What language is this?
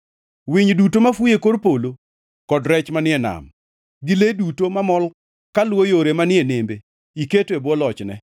Luo (Kenya and Tanzania)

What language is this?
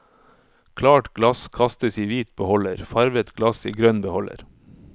Norwegian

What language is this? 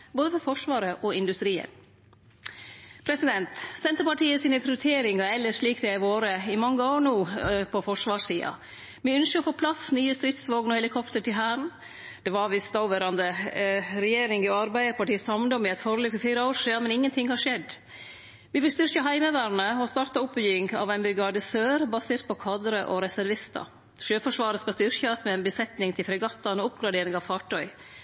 Norwegian Nynorsk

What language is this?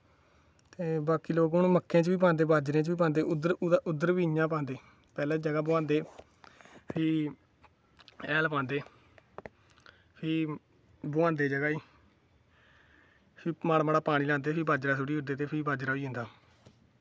Dogri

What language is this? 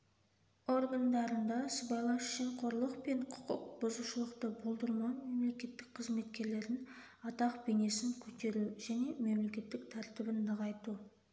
Kazakh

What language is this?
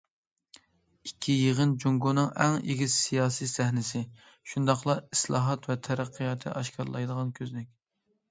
Uyghur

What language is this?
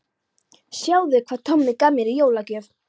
Icelandic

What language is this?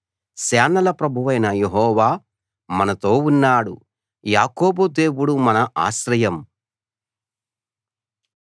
Telugu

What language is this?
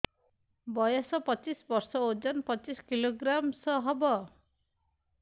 Odia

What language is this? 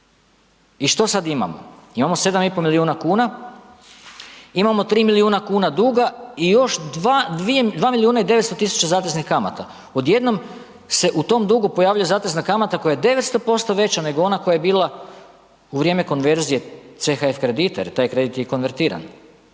Croatian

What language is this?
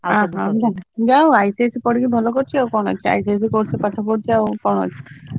Odia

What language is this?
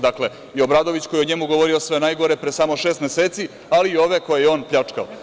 Serbian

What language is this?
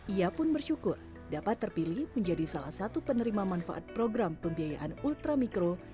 Indonesian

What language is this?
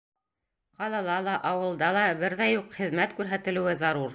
Bashkir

